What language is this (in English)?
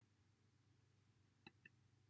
Welsh